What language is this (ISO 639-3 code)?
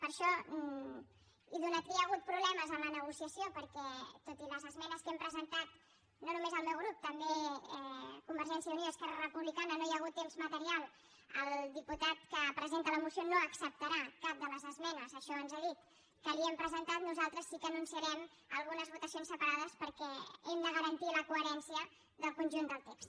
cat